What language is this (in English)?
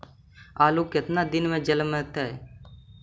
Magahi